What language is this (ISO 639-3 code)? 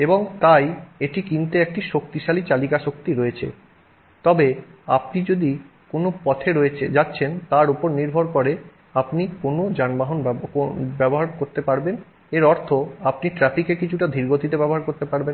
ben